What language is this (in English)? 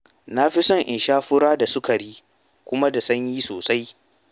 Hausa